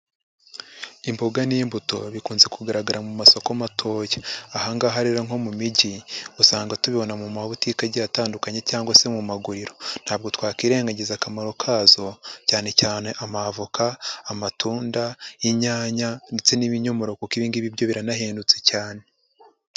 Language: Kinyarwanda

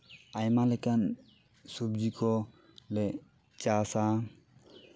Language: Santali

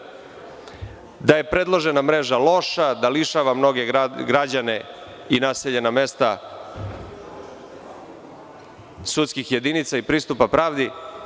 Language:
Serbian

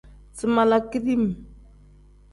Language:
Tem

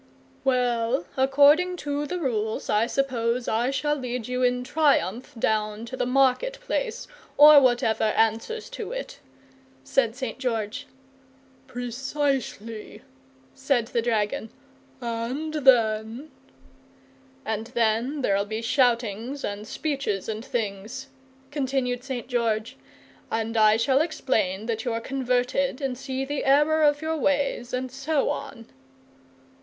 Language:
English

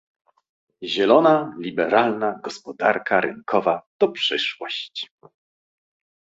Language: Polish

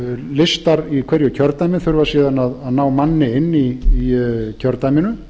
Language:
Icelandic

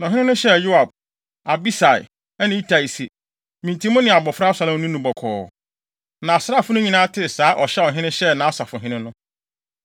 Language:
Akan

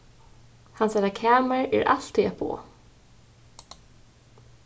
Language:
Faroese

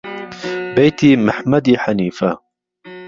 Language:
Central Kurdish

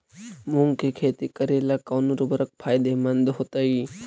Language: Magahi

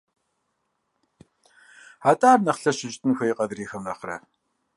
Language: Kabardian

